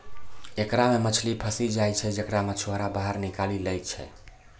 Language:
Maithili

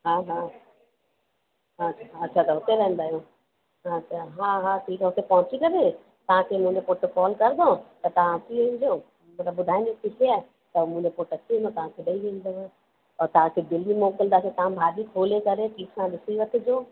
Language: Sindhi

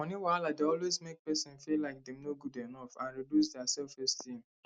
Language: Nigerian Pidgin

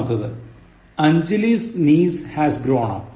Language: Malayalam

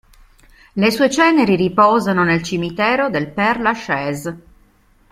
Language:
Italian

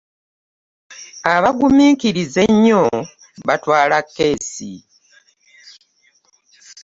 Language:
Ganda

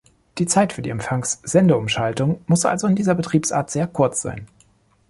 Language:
German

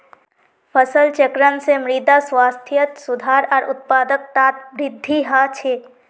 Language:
Magahi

